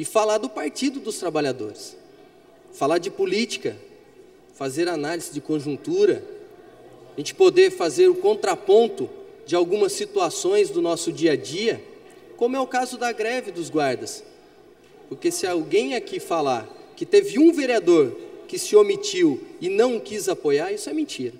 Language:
Portuguese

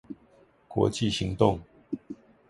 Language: Chinese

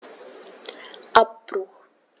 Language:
German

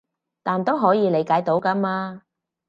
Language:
Cantonese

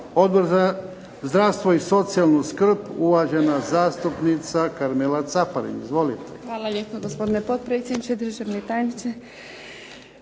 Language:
Croatian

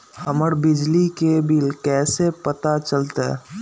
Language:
Magahi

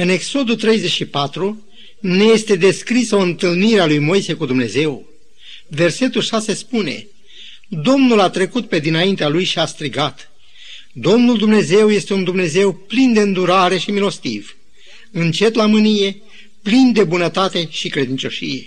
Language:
Romanian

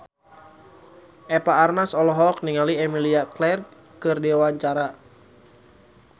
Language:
Sundanese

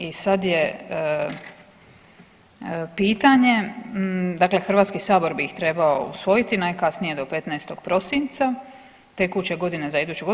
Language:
Croatian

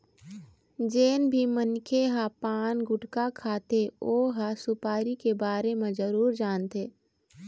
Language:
Chhattisgarhi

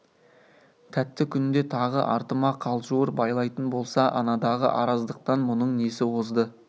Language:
Kazakh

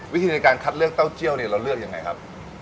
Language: Thai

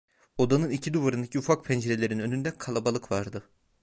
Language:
Turkish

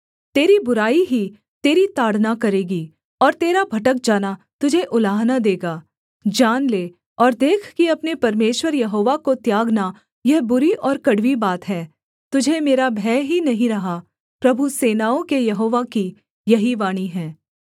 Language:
Hindi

